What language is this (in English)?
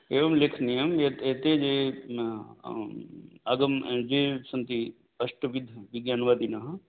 Sanskrit